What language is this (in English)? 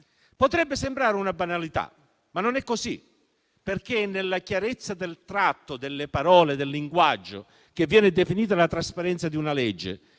Italian